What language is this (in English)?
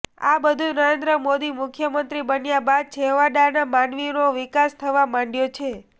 Gujarati